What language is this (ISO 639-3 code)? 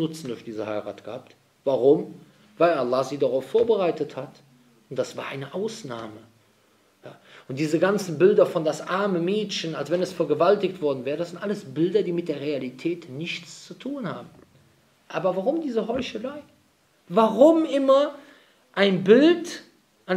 deu